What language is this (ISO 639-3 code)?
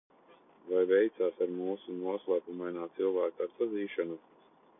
lav